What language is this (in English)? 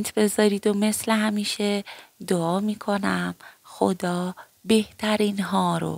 Persian